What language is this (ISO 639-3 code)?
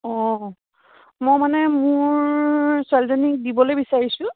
asm